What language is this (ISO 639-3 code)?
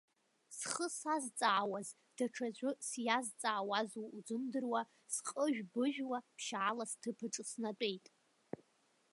abk